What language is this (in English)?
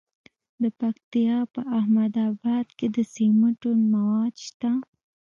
Pashto